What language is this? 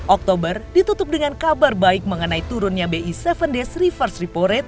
Indonesian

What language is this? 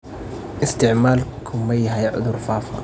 Somali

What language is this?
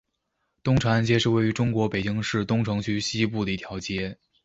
Chinese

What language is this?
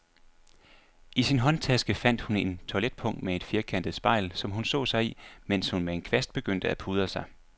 Danish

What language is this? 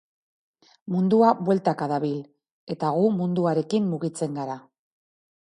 Basque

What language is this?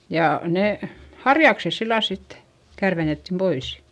Finnish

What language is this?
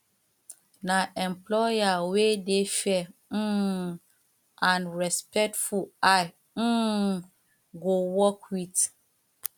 Nigerian Pidgin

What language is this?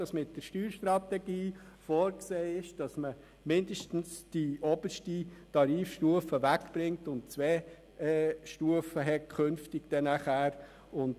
Swiss German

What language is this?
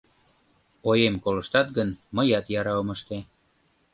Mari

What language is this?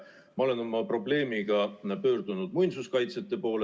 Estonian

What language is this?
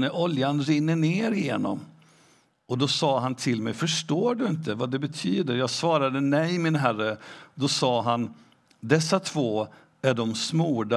Swedish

